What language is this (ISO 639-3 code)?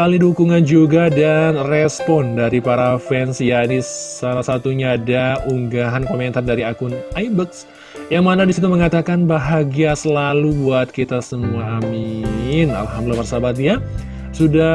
ind